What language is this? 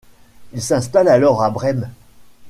French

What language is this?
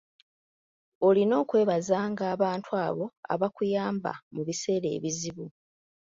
Ganda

